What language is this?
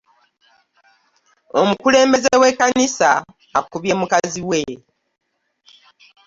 Ganda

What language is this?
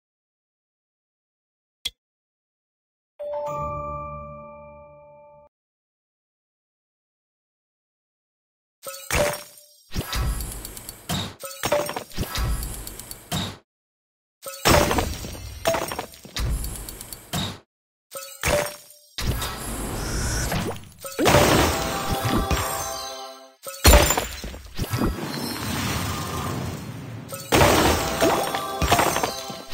Spanish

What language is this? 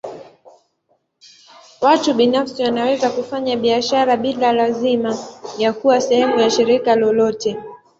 Swahili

